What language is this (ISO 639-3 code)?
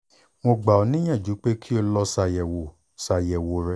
yor